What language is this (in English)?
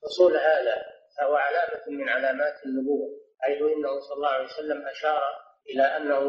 Arabic